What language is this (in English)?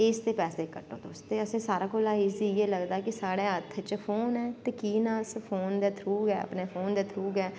Dogri